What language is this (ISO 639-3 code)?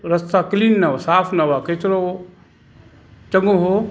snd